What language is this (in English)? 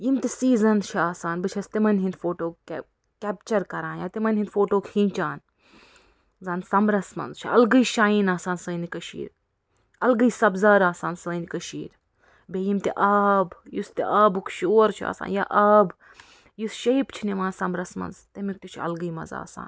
Kashmiri